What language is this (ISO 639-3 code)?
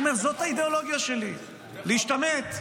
heb